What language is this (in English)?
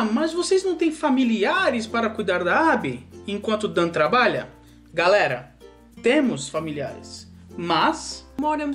Portuguese